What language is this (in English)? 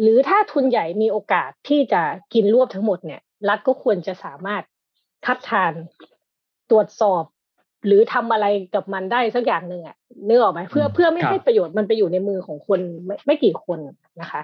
Thai